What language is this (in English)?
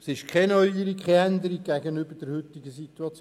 Swiss German